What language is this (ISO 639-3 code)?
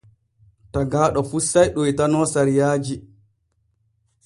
fue